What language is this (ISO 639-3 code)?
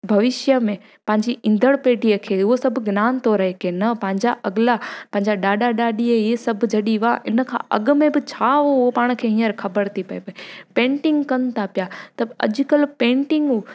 snd